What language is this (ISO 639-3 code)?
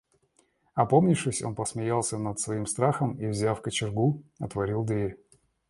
rus